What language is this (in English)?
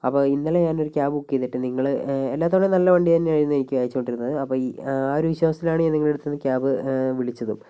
Malayalam